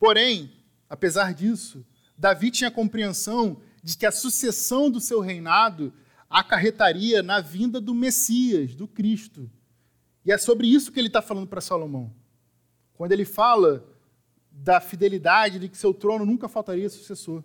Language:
Portuguese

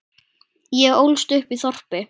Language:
Icelandic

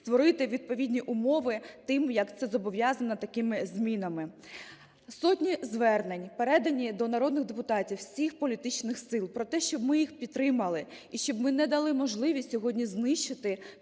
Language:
Ukrainian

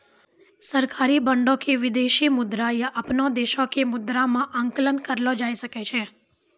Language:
Maithili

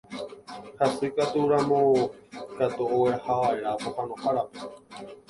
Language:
Guarani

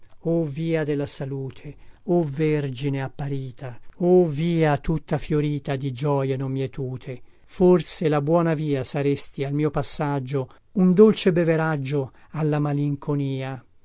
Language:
Italian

